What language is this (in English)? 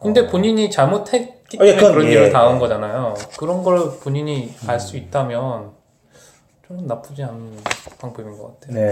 Korean